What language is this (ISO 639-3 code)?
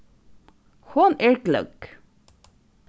fao